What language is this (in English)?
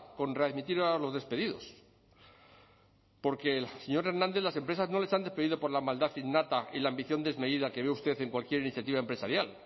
Spanish